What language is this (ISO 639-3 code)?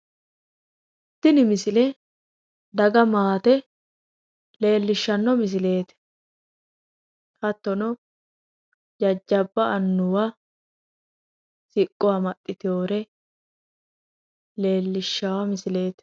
sid